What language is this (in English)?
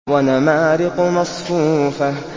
Arabic